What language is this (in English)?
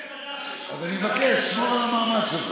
Hebrew